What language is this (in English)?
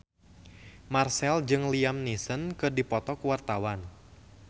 Sundanese